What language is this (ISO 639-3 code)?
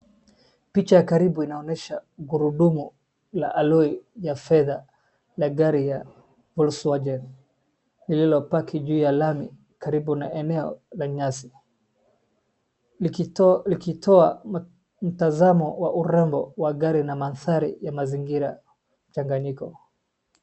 swa